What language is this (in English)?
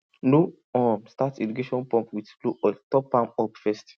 Nigerian Pidgin